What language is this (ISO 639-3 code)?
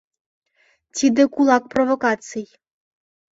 chm